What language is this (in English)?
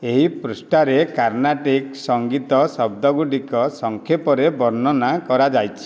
Odia